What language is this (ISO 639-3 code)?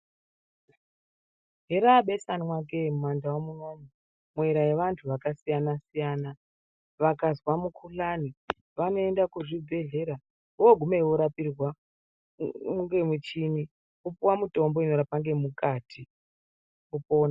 ndc